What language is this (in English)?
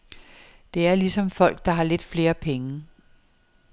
Danish